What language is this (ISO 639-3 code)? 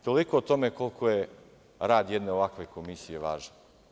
srp